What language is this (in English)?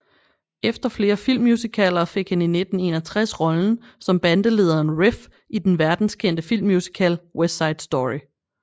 Danish